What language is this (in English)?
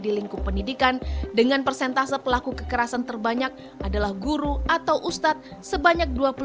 Indonesian